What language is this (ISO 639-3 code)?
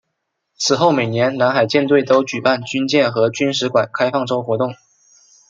zho